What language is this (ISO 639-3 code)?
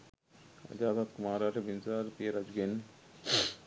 sin